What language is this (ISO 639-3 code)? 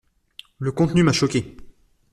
fra